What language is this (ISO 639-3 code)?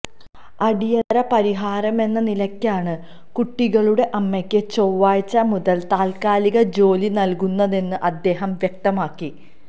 mal